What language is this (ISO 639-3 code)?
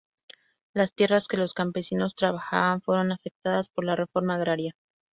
spa